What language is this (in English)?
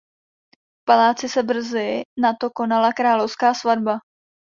Czech